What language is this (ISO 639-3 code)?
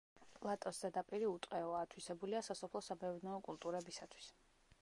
kat